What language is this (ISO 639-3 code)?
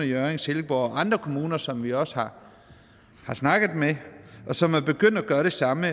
dan